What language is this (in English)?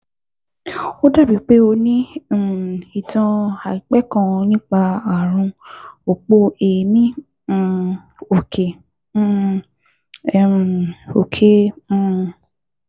Yoruba